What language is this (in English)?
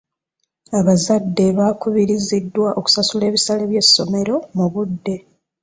Ganda